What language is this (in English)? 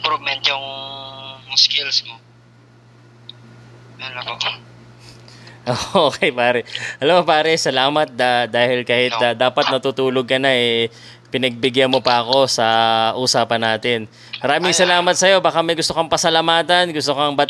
Filipino